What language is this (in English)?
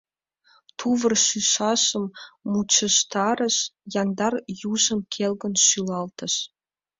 Mari